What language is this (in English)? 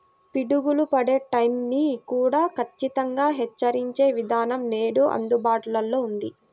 Telugu